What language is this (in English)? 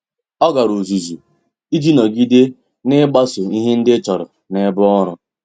Igbo